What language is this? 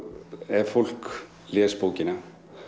Icelandic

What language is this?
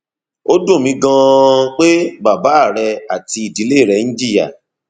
Yoruba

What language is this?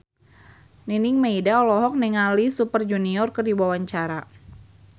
Sundanese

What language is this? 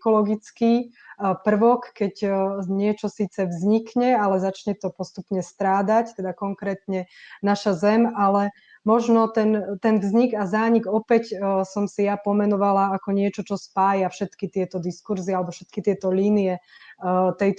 Slovak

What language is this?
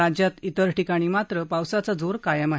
Marathi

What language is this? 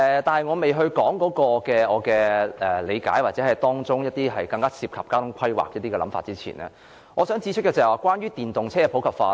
Cantonese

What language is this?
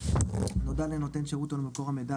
Hebrew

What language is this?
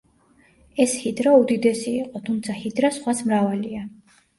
Georgian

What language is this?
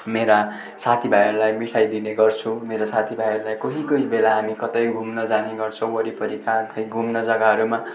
Nepali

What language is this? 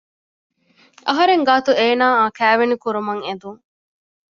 Divehi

